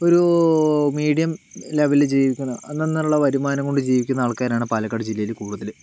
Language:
Malayalam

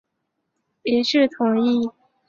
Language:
Chinese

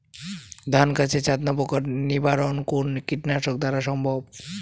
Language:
Bangla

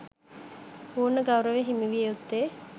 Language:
Sinhala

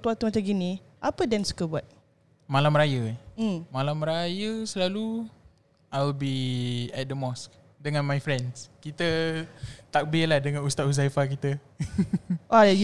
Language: Malay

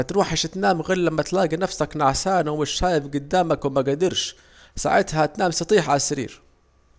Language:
Saidi Arabic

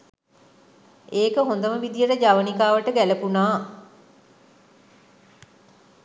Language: Sinhala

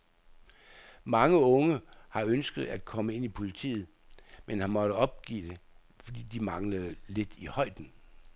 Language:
Danish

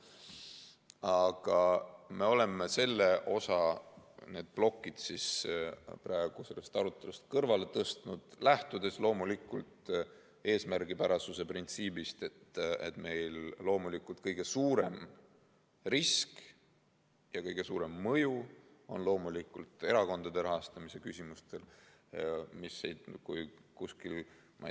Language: Estonian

